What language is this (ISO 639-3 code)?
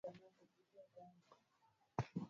swa